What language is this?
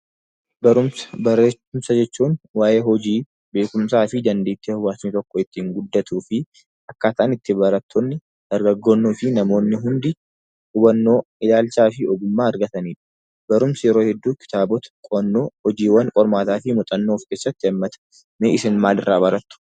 Oromo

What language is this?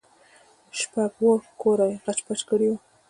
Pashto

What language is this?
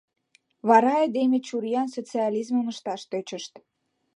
Mari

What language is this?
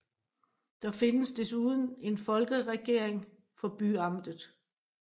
Danish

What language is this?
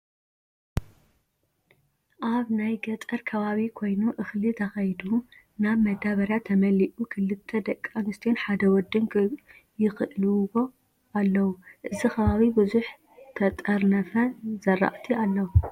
Tigrinya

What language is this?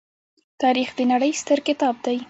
Pashto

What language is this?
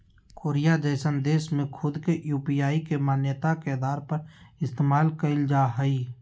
Magahi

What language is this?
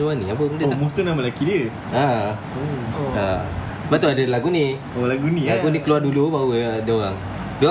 Malay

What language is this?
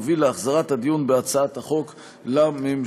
Hebrew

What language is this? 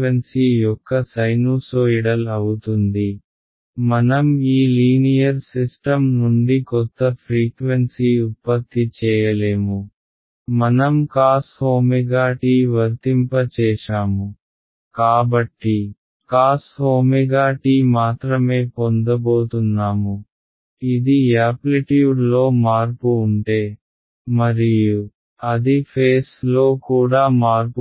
Telugu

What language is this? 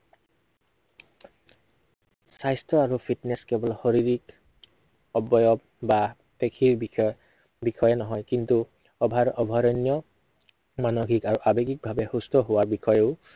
Assamese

